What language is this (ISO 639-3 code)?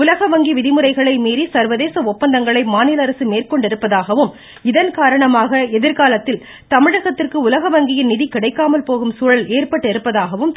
tam